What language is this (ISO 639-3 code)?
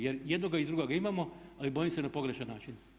hrv